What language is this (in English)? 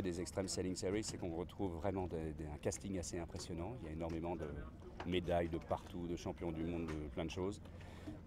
French